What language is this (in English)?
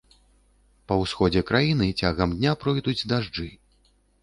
Belarusian